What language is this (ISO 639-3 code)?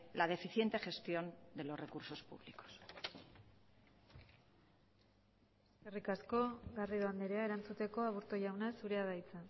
eus